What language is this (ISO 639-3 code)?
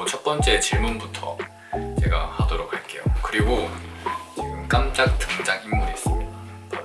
kor